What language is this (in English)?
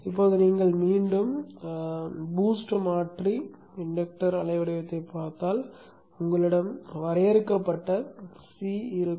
Tamil